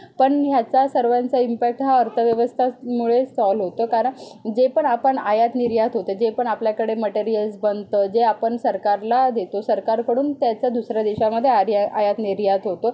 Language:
Marathi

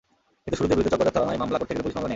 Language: Bangla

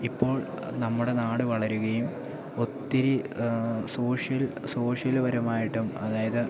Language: Malayalam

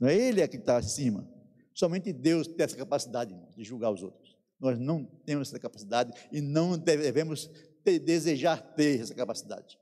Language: Portuguese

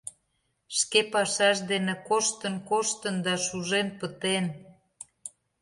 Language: Mari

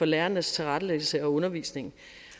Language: Danish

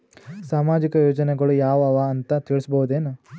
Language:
Kannada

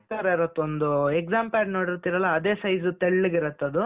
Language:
Kannada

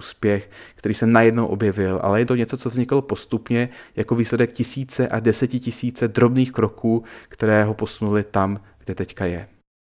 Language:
Czech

